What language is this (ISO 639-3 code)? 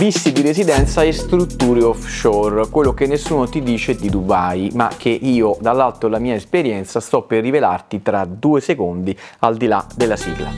ita